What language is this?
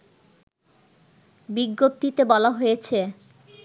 Bangla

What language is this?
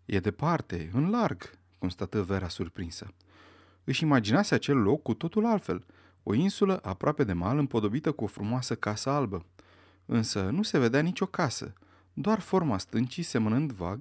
Romanian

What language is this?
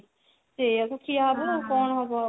Odia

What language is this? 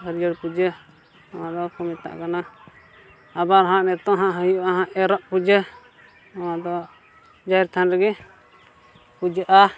Santali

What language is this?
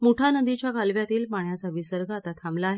Marathi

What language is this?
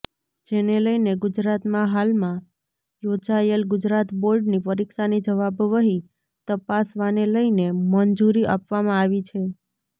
Gujarati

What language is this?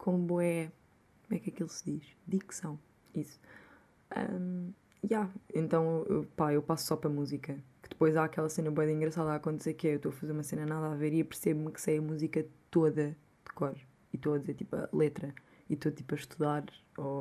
Portuguese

